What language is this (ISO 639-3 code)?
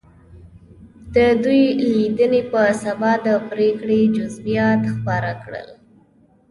pus